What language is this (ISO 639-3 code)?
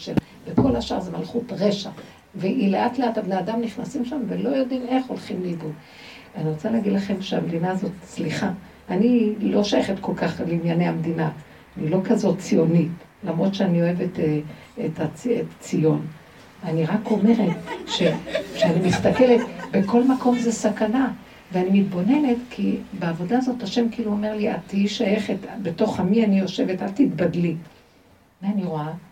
heb